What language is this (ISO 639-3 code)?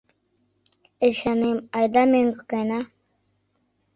chm